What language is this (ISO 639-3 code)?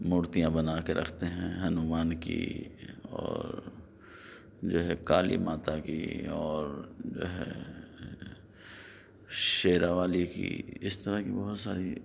urd